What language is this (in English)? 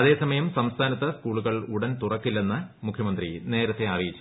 Malayalam